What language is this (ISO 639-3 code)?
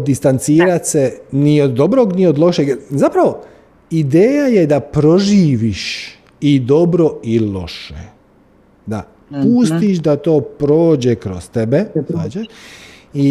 hrv